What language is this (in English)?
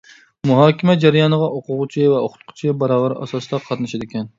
Uyghur